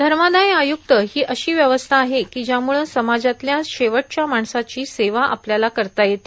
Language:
Marathi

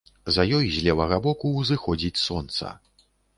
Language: Belarusian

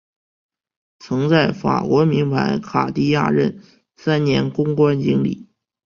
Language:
Chinese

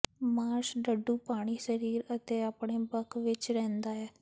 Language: Punjabi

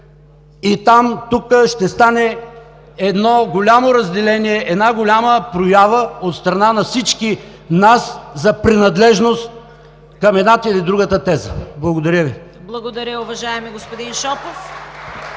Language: Bulgarian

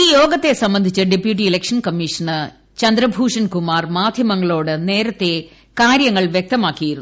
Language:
Malayalam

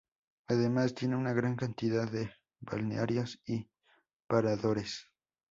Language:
Spanish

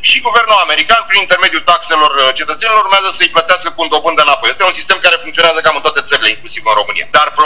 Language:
Romanian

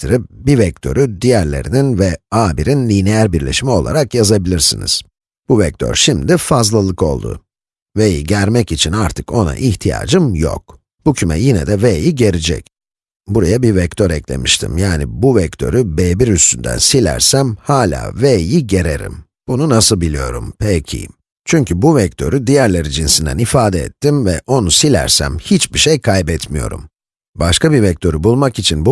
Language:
Turkish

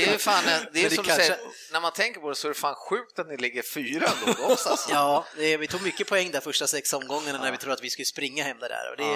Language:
Swedish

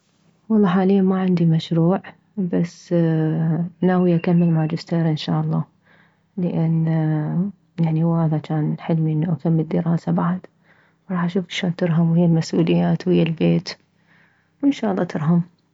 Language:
Mesopotamian Arabic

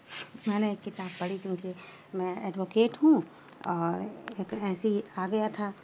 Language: Urdu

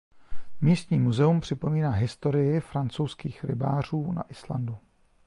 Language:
Czech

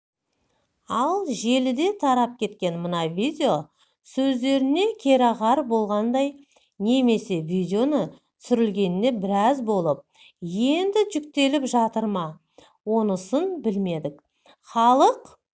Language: Kazakh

